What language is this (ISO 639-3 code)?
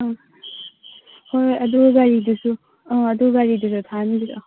mni